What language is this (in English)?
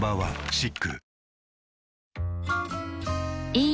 Japanese